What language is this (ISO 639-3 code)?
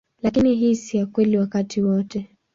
swa